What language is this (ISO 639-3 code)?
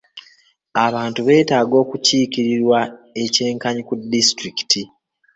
lug